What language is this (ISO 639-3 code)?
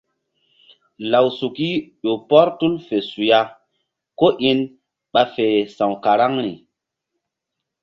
mdd